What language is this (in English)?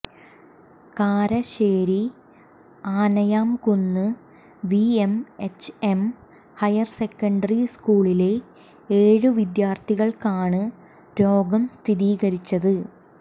Malayalam